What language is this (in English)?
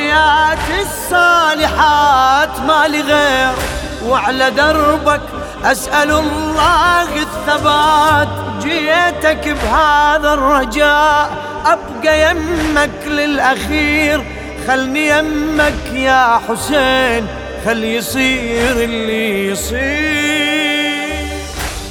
Arabic